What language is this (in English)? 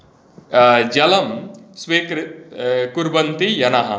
Sanskrit